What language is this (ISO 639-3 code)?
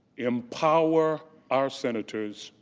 eng